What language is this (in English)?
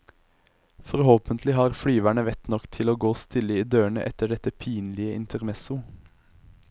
Norwegian